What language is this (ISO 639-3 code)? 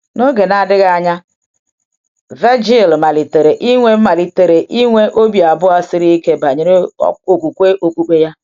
ibo